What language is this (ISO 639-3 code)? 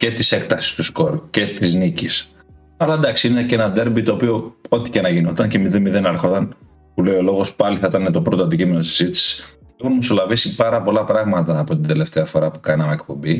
ell